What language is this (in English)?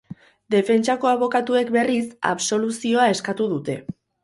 Basque